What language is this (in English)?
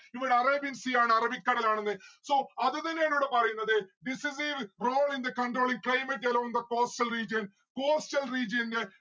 Malayalam